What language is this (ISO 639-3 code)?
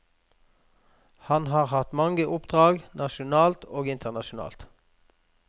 nor